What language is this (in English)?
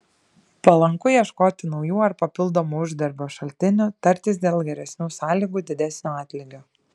Lithuanian